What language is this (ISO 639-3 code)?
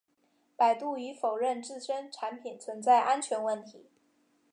zho